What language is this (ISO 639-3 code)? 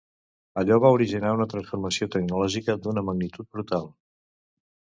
cat